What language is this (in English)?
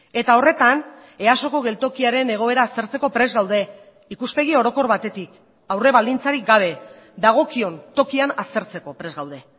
Basque